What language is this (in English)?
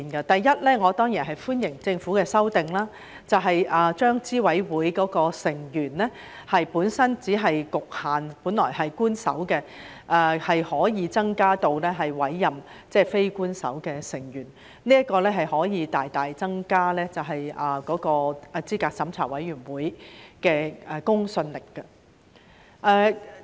Cantonese